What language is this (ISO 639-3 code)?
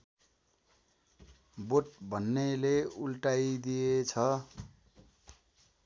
nep